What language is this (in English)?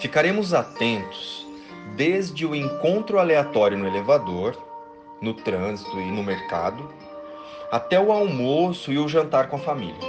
Portuguese